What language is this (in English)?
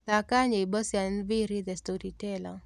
Kikuyu